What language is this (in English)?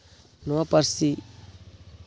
Santali